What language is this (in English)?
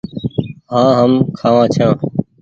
Goaria